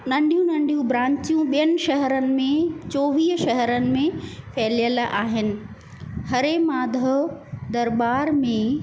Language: Sindhi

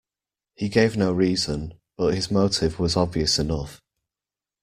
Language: English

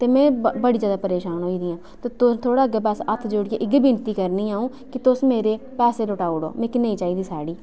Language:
Dogri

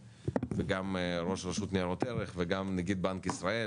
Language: Hebrew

